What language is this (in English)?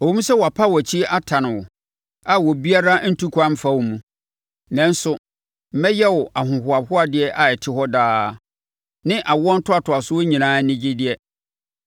Akan